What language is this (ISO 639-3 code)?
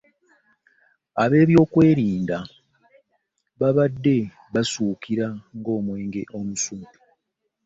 lug